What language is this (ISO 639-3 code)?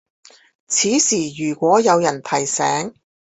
zho